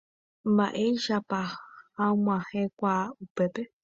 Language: Guarani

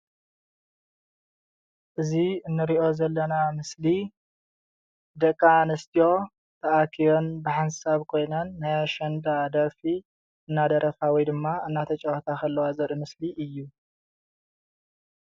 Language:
Tigrinya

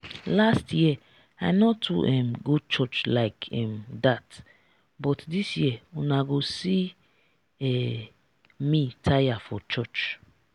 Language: Nigerian Pidgin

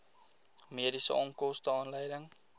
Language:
Afrikaans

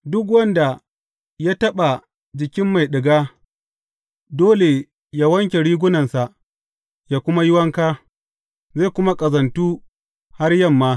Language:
Hausa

